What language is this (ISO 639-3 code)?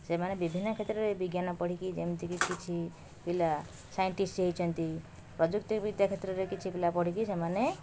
ori